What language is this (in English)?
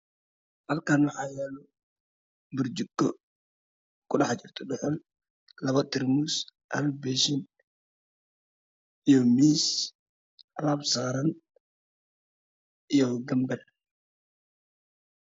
Somali